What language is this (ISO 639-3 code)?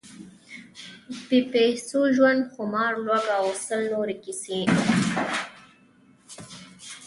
pus